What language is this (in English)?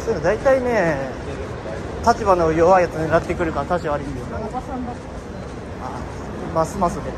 Japanese